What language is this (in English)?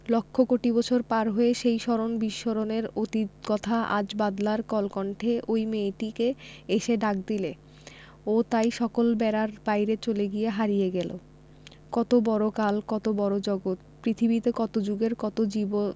Bangla